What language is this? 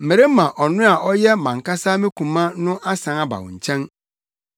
Akan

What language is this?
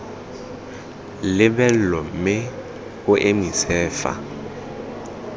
Tswana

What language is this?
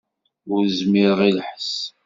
Kabyle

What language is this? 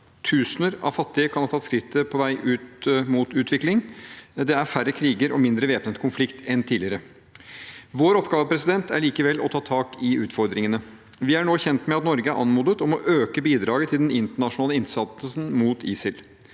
Norwegian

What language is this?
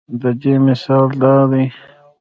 Pashto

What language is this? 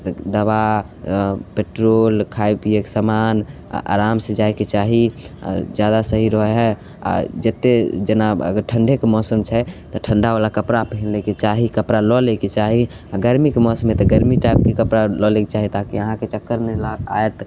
Maithili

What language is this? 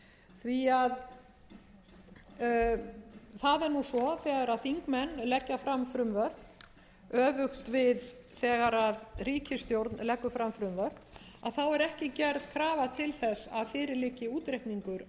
Icelandic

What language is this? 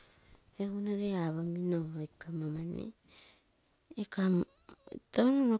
Terei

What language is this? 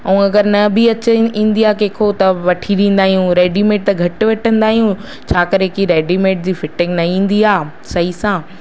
Sindhi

